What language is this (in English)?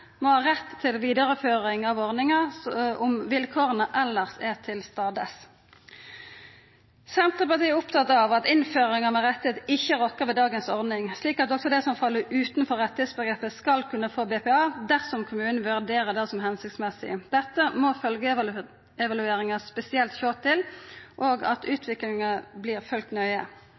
Norwegian Nynorsk